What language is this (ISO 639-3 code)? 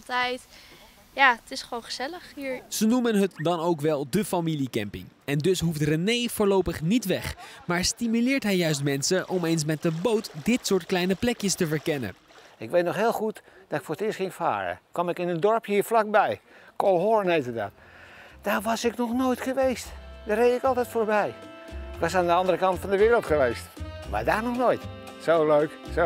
nld